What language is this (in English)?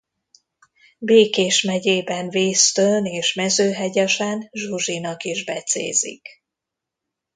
Hungarian